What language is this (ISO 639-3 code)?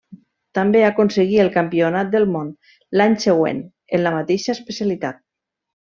cat